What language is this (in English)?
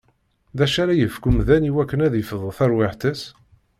Kabyle